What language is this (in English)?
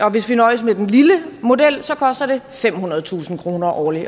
Danish